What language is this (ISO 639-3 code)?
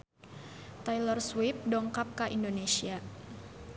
sun